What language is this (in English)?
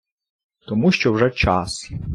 Ukrainian